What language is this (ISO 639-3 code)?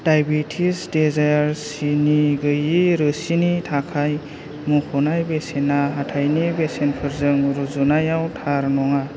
brx